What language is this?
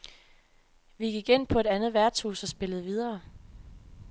Danish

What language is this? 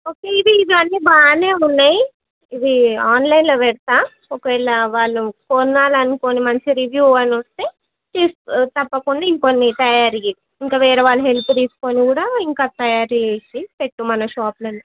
Telugu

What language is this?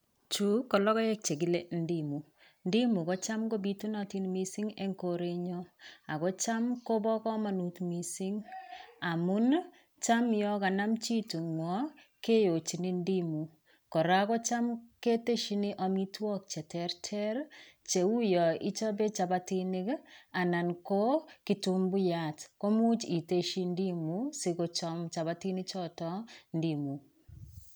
Kalenjin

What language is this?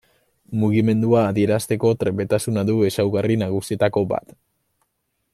Basque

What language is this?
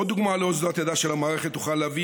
Hebrew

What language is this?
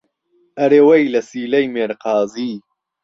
Central Kurdish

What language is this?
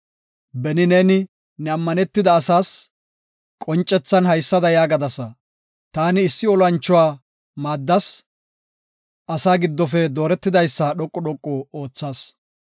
Gofa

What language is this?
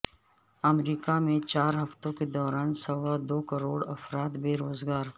Urdu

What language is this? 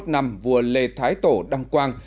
Vietnamese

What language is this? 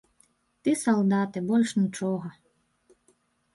Belarusian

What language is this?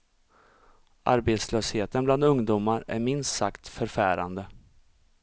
Swedish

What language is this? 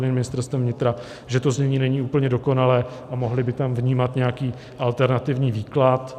Czech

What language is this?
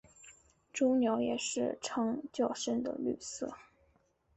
Chinese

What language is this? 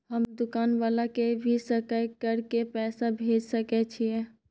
Maithili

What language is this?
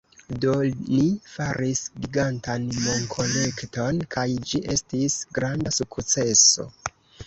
Esperanto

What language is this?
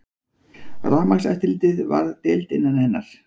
Icelandic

